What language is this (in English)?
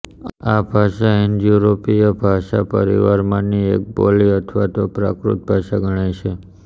Gujarati